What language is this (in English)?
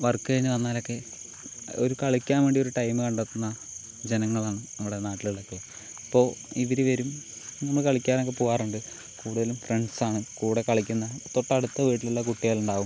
Malayalam